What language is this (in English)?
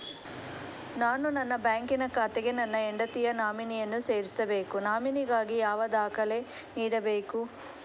Kannada